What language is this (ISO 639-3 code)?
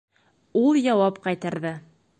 bak